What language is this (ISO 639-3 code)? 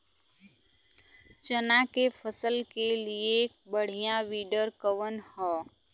bho